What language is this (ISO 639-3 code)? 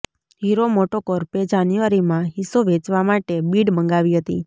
guj